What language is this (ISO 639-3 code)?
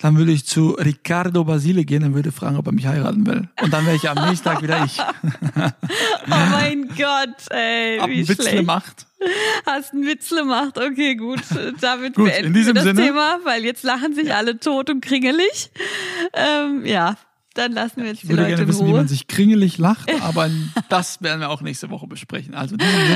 deu